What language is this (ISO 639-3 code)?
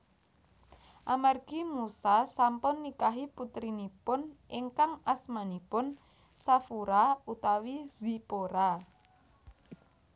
jav